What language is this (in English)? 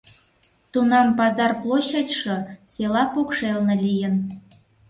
Mari